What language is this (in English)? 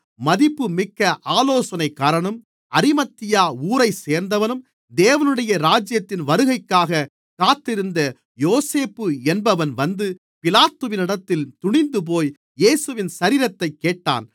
Tamil